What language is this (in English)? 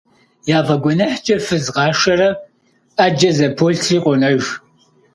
Kabardian